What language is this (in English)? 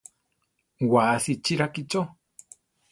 Central Tarahumara